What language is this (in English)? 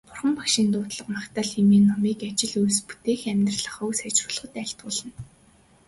Mongolian